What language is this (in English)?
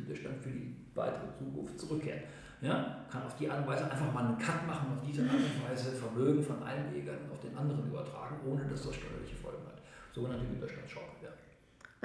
German